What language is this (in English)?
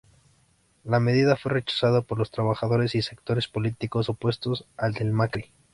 Spanish